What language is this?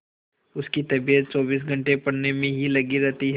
Hindi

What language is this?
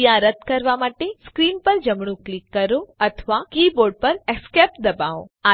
Gujarati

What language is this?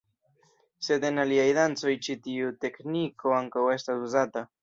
Esperanto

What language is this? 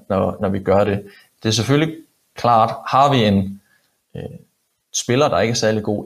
Danish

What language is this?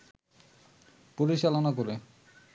Bangla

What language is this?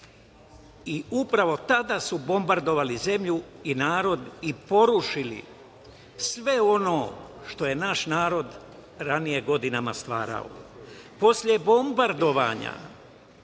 Serbian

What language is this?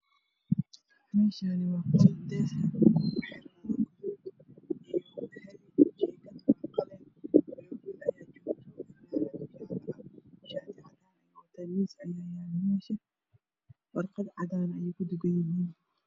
Somali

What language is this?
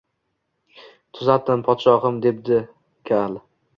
Uzbek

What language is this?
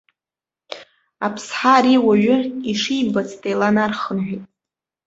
Abkhazian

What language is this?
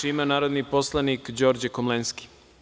Serbian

